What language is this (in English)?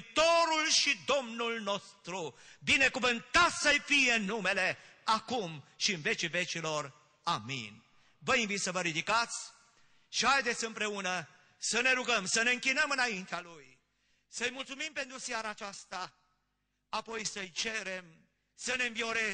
Romanian